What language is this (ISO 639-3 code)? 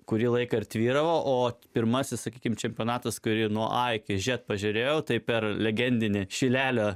lit